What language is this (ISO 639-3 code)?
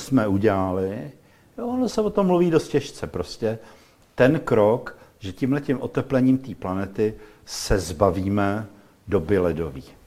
ces